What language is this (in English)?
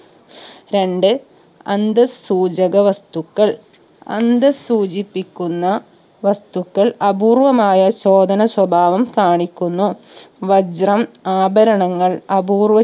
Malayalam